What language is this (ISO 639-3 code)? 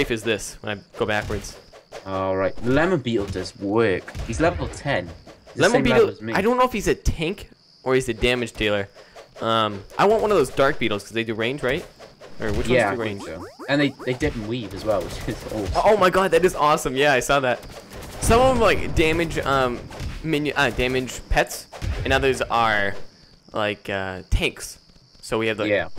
eng